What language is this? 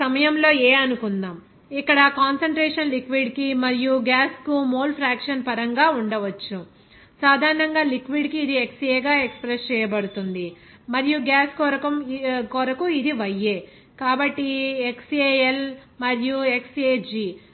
Telugu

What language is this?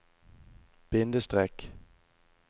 Norwegian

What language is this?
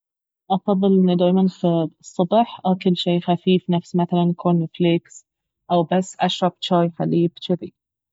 Baharna Arabic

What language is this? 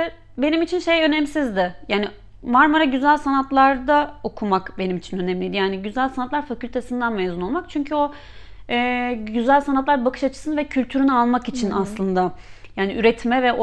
Turkish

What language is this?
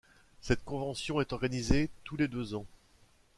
French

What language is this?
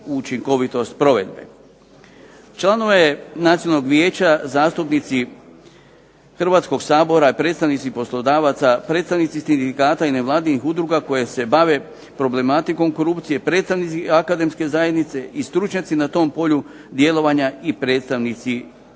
Croatian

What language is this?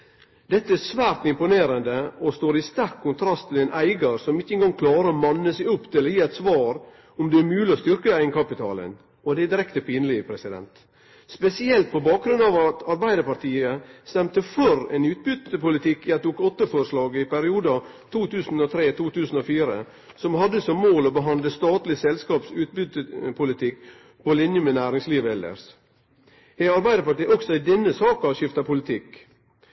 Norwegian Nynorsk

